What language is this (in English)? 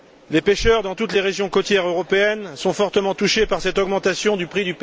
French